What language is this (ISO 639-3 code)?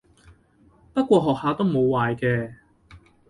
yue